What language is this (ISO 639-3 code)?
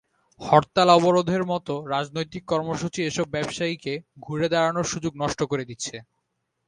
ben